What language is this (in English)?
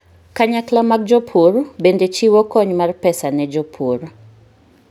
Luo (Kenya and Tanzania)